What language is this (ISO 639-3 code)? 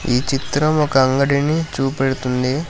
tel